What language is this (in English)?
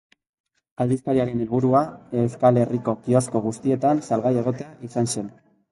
Basque